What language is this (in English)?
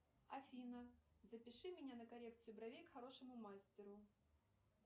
Russian